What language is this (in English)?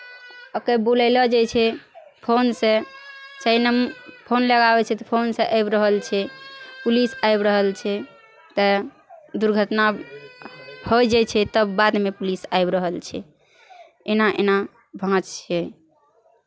Maithili